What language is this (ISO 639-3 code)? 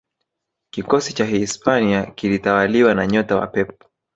swa